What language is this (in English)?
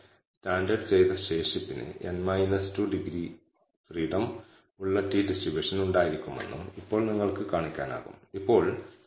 Malayalam